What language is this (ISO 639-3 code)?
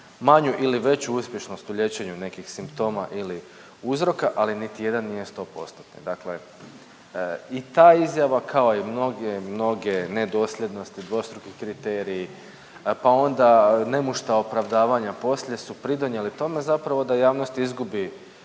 hrv